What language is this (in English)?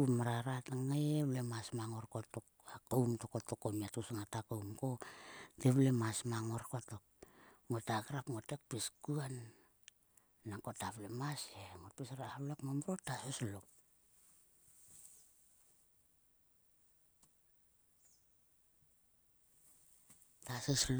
Sulka